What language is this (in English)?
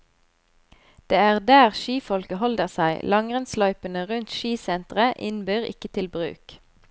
Norwegian